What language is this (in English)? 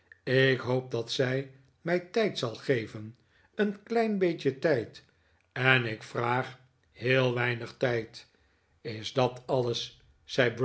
Dutch